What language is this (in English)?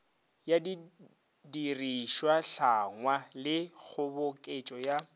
Northern Sotho